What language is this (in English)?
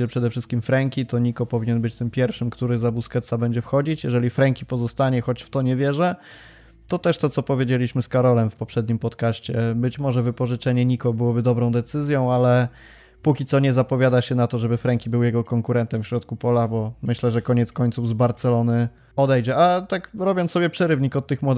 Polish